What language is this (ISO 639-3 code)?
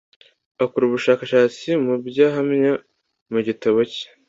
kin